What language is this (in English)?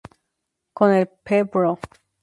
Spanish